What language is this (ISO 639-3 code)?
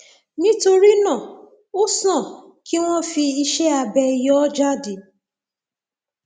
yor